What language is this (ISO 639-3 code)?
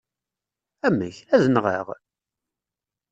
kab